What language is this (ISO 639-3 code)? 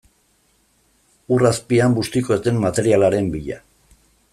eus